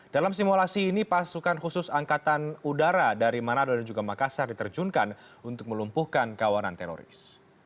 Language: Indonesian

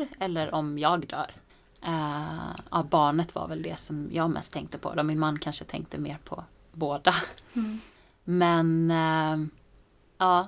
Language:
Swedish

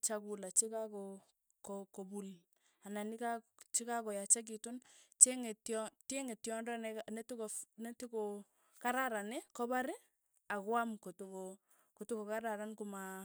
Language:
Tugen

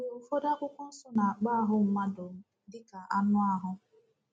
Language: Igbo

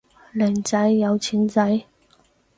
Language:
Cantonese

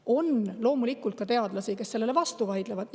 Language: Estonian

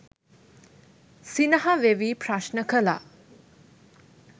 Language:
Sinhala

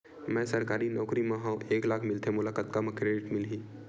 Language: Chhattisgarhi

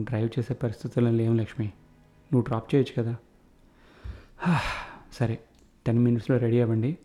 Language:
Telugu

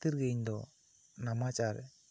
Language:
Santali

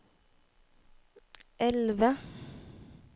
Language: Norwegian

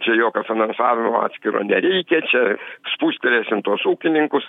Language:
Lithuanian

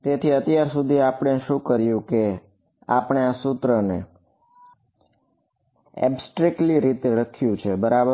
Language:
Gujarati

